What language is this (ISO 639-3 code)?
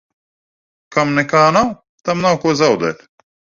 lav